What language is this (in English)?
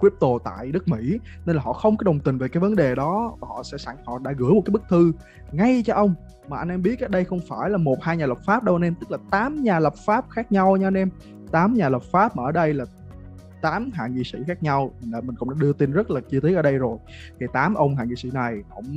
Vietnamese